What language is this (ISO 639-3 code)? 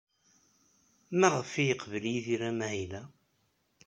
kab